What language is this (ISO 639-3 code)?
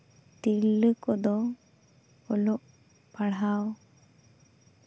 sat